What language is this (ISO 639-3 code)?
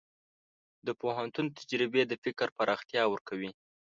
pus